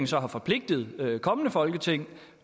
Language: Danish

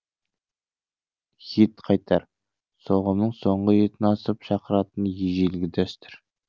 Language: Kazakh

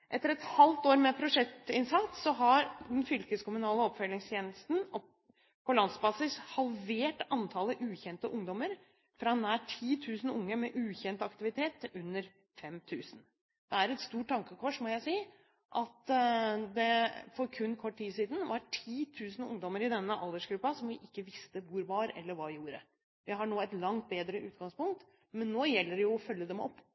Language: Norwegian Bokmål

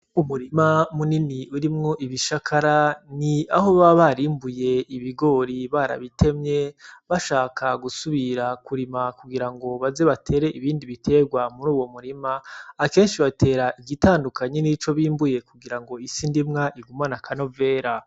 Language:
Rundi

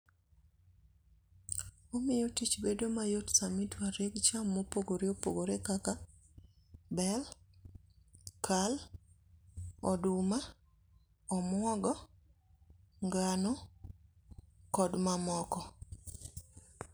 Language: Luo (Kenya and Tanzania)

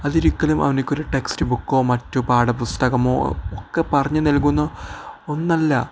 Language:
Malayalam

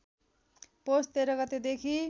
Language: Nepali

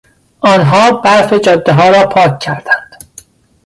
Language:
Persian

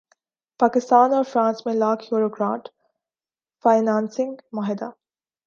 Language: Urdu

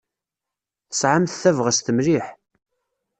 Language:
Kabyle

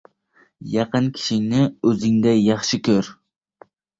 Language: Uzbek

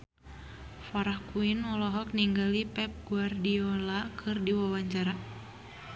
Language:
Sundanese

